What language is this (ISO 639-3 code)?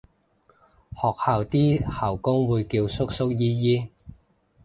yue